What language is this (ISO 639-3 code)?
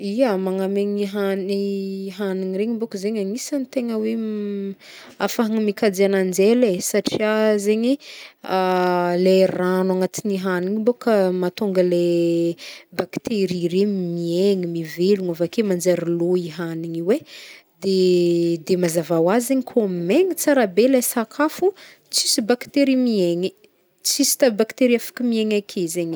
bmm